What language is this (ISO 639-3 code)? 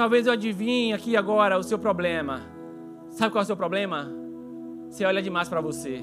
por